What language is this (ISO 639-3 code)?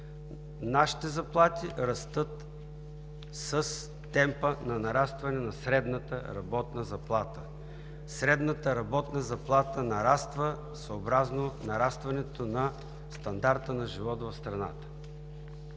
bul